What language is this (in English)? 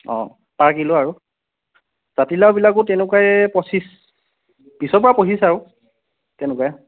Assamese